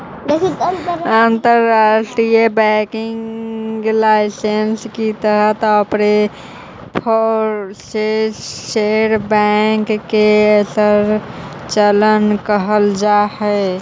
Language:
Magahi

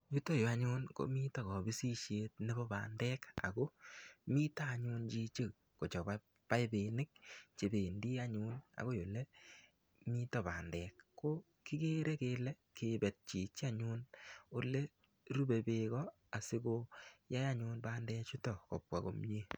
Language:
Kalenjin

